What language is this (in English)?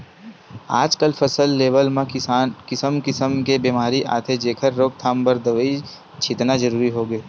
Chhattisgarhi